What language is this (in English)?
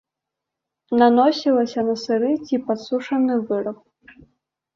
Belarusian